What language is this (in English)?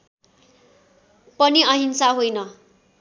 Nepali